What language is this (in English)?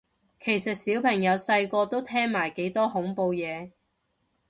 Cantonese